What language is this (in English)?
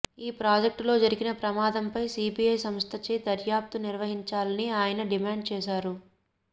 Telugu